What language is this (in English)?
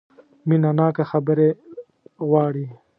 Pashto